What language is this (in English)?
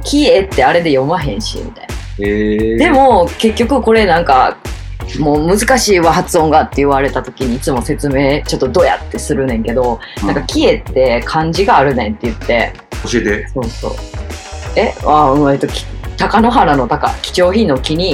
Japanese